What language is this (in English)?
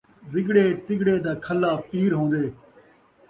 Saraiki